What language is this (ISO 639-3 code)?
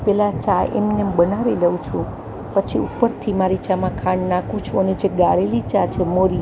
guj